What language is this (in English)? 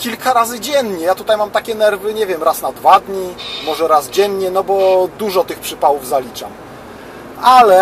Polish